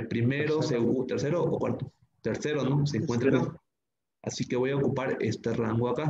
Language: Spanish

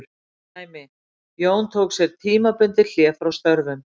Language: Icelandic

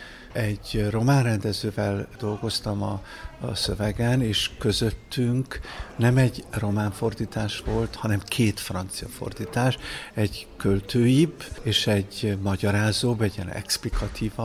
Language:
Hungarian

